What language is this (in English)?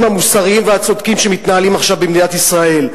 Hebrew